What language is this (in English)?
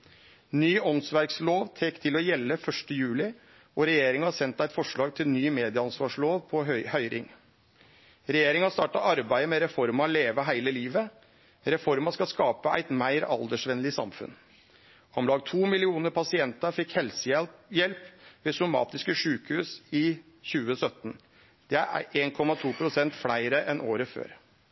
Norwegian Nynorsk